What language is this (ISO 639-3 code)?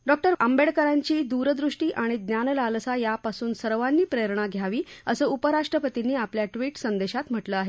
mar